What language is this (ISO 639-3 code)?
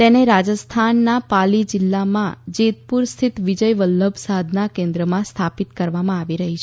guj